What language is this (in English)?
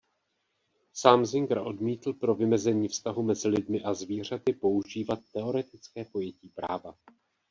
Czech